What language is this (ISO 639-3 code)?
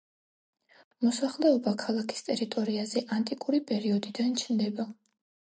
kat